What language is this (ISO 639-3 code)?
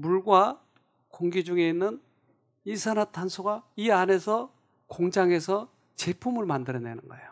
kor